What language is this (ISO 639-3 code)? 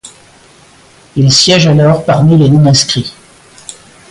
fra